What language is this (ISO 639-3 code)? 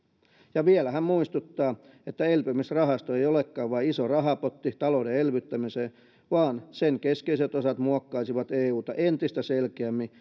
fin